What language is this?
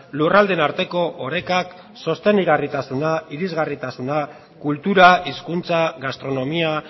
Basque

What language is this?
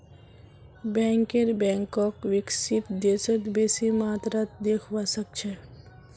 Magahi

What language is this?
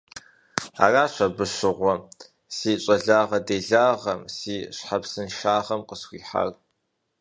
Kabardian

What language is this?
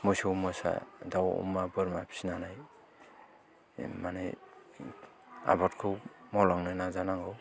Bodo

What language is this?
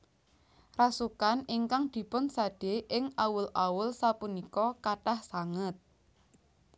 Javanese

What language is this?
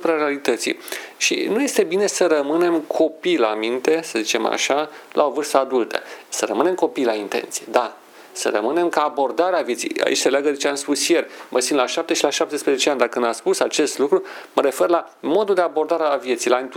Romanian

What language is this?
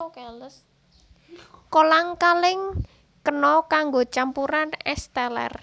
Javanese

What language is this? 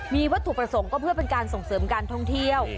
Thai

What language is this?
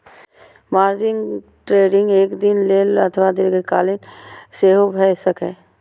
Maithili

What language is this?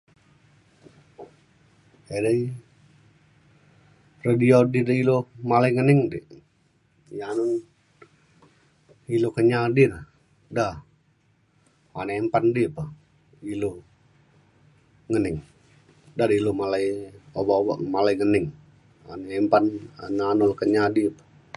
Mainstream Kenyah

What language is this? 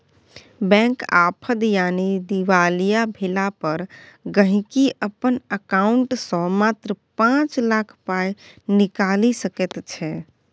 Maithili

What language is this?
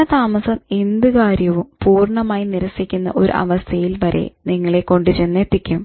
Malayalam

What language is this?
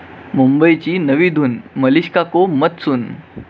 Marathi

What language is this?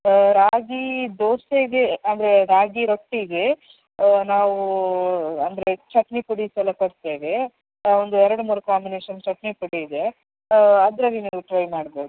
Kannada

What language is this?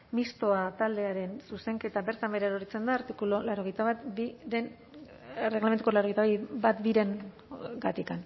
Basque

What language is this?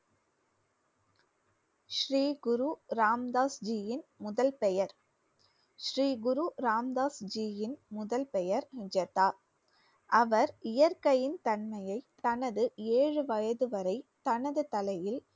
Tamil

